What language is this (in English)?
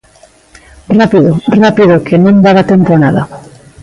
Galician